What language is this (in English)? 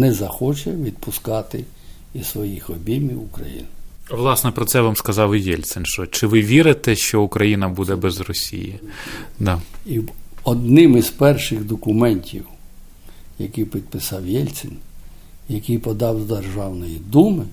Ukrainian